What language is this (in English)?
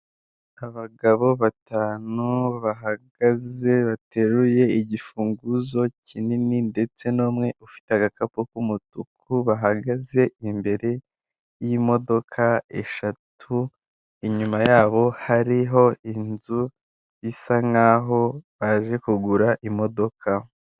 Kinyarwanda